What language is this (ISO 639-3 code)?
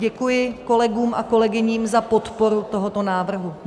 ces